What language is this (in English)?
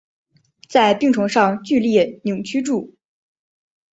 Chinese